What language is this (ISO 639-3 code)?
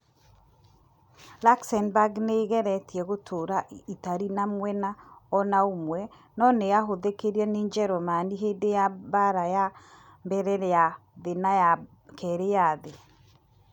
kik